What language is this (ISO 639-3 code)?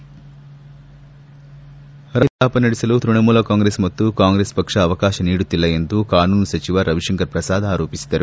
kan